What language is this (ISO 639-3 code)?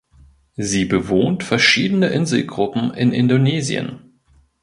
deu